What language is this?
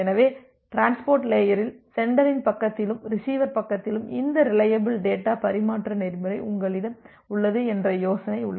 Tamil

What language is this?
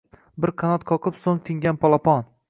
Uzbek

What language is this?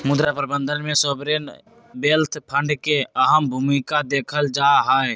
Magahi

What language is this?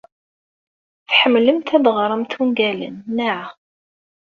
Kabyle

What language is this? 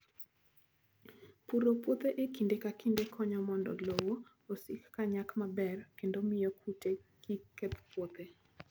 Luo (Kenya and Tanzania)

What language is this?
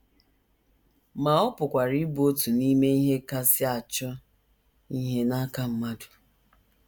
Igbo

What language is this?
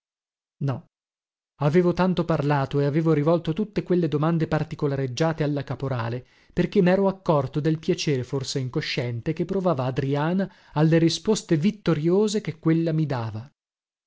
Italian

